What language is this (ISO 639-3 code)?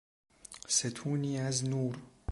fas